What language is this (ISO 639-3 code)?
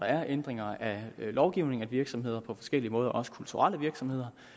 dan